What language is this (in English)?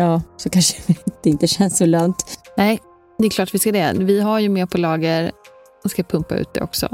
Swedish